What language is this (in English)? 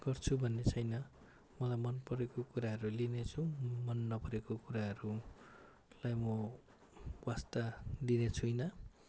Nepali